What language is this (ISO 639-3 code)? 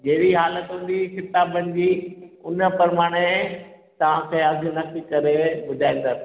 snd